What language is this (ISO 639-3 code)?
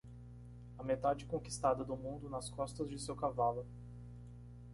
por